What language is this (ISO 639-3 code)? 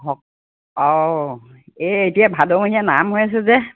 asm